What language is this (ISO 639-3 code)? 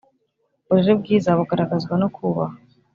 kin